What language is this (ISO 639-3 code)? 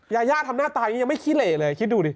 tha